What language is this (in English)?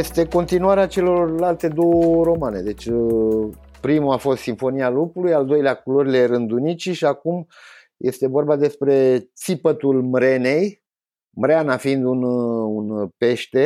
Romanian